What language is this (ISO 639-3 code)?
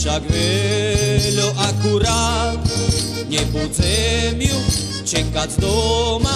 slk